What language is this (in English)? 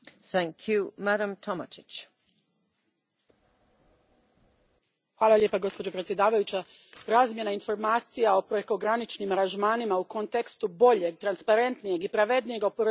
Croatian